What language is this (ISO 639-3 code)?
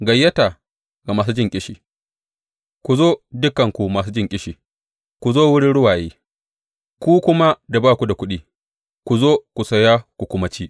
hau